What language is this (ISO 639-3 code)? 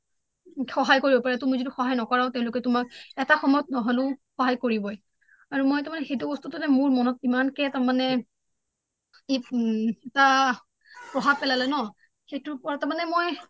asm